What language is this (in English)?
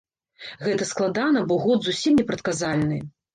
Belarusian